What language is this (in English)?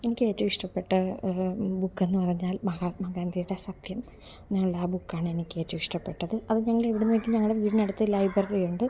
Malayalam